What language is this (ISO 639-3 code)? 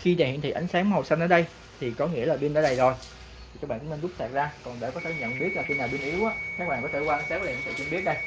vie